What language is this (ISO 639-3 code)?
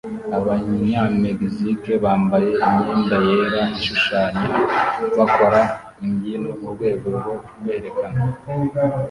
kin